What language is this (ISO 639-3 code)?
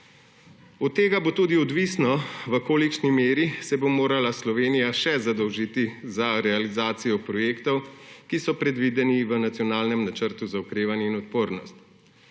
slv